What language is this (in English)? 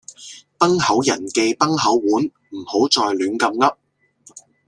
Cantonese